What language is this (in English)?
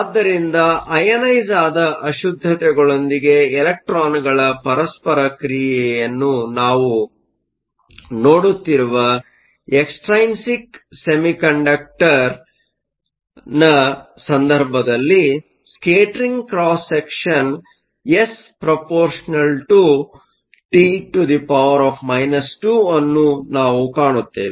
Kannada